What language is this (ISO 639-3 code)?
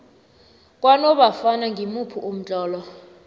nbl